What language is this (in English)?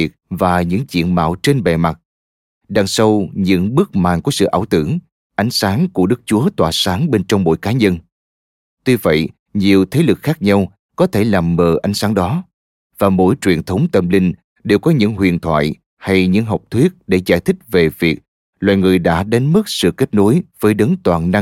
Vietnamese